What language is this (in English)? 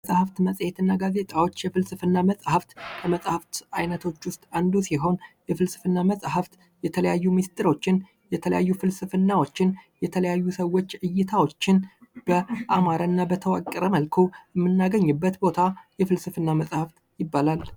Amharic